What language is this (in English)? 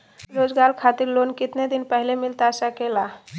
Magahi